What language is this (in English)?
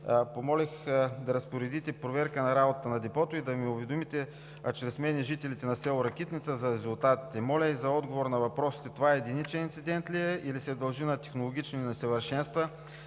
Bulgarian